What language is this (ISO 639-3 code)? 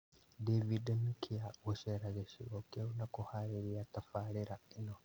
kik